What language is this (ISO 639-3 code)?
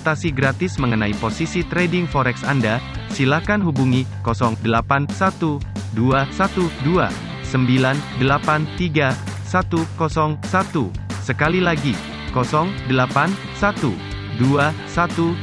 ind